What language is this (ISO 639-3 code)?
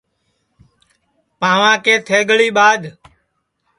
ssi